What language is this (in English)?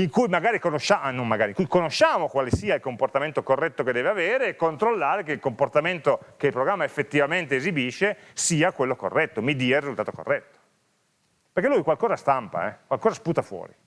Italian